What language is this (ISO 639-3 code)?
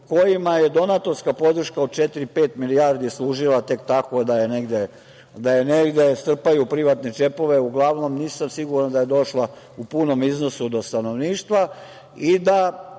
srp